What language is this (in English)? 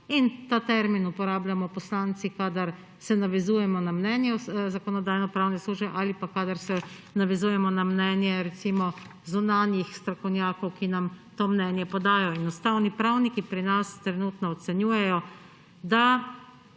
Slovenian